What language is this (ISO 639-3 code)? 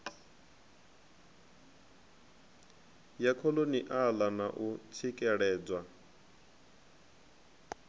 ven